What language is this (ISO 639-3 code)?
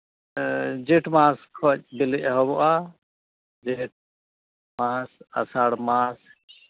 sat